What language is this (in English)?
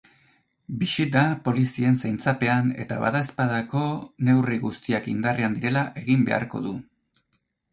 Basque